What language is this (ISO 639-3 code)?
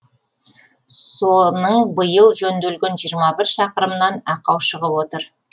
kaz